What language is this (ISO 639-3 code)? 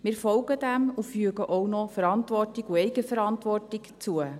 gsw